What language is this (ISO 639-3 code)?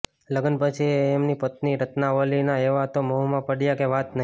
guj